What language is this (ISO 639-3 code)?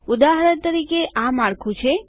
guj